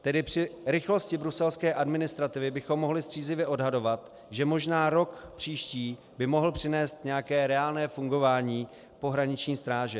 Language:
Czech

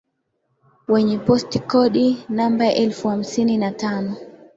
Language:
Swahili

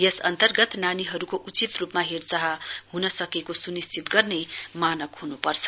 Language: Nepali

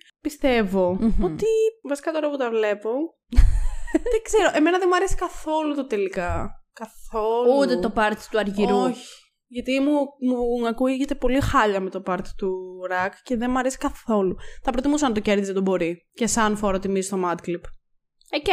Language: Greek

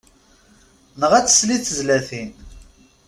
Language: Kabyle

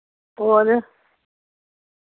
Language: Dogri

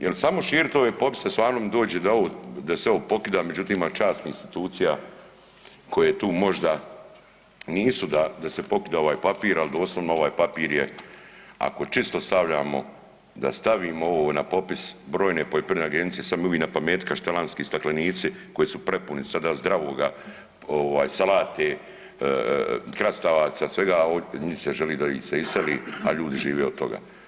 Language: Croatian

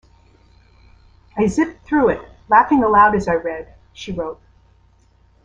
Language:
English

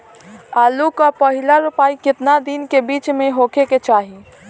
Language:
Bhojpuri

